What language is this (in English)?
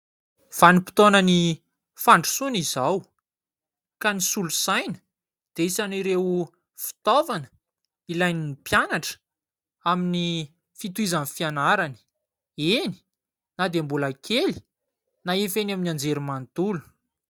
Malagasy